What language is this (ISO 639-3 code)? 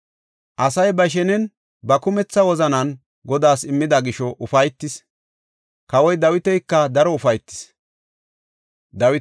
gof